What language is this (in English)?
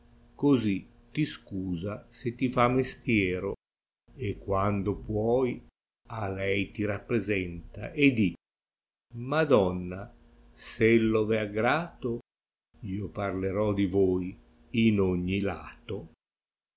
Italian